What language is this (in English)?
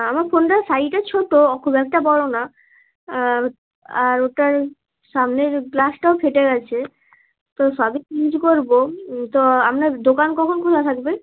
Bangla